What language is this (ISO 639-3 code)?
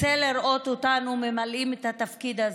heb